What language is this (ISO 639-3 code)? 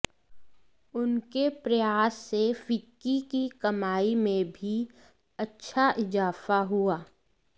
hin